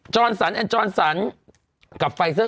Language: Thai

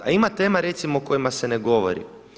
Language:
Croatian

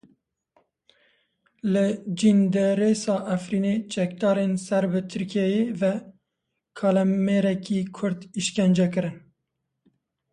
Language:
Kurdish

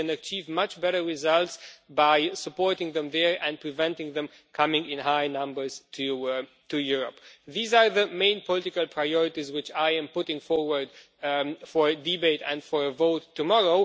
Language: English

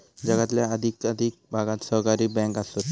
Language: Marathi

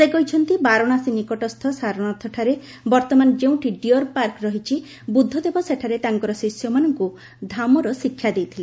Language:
Odia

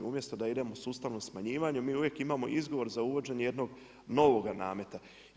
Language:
Croatian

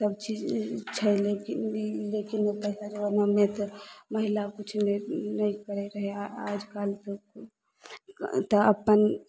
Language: Maithili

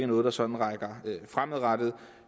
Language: Danish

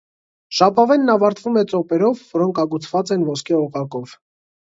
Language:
Armenian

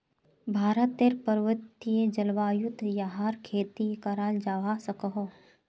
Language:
Magahi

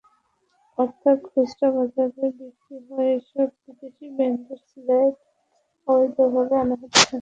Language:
Bangla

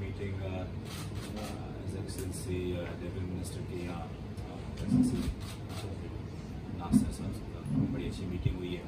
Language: Urdu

